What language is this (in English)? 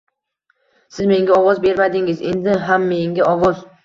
Uzbek